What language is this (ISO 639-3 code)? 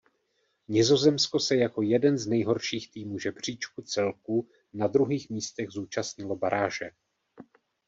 ces